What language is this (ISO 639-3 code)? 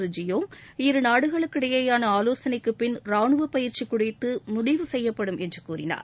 tam